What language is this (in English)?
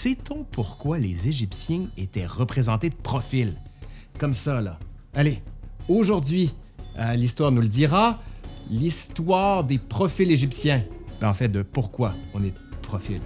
French